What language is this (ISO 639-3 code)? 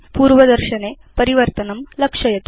san